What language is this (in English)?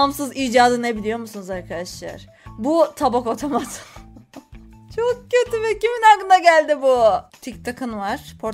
Turkish